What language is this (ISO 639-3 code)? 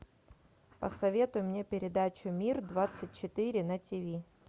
rus